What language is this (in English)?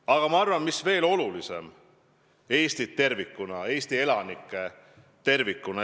Estonian